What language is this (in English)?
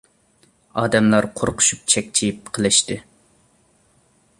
Uyghur